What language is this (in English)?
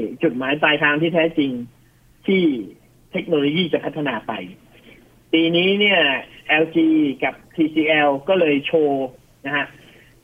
Thai